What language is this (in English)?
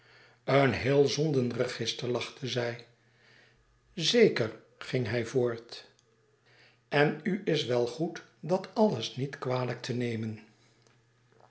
Dutch